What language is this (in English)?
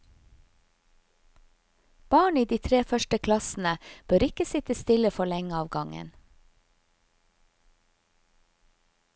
Norwegian